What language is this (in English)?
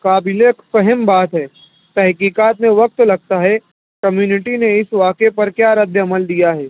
Urdu